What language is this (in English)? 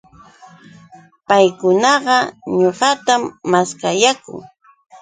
Yauyos Quechua